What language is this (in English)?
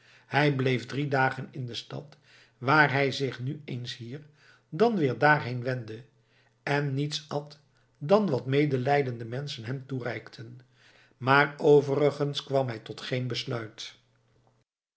Dutch